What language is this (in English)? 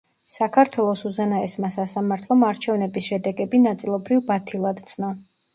Georgian